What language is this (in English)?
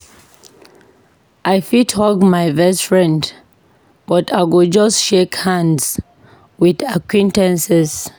Nigerian Pidgin